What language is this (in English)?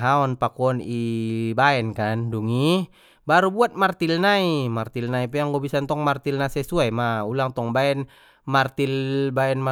Batak Mandailing